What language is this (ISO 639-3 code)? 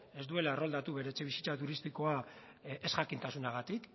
eus